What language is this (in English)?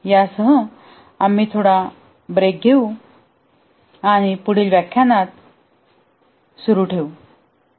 Marathi